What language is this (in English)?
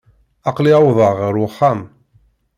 Kabyle